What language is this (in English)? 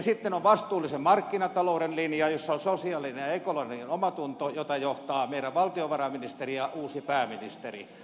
Finnish